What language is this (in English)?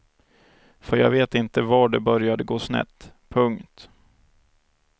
Swedish